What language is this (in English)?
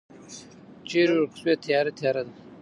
Pashto